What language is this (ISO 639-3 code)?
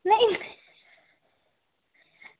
doi